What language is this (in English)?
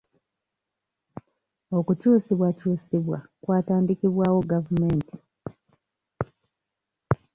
Ganda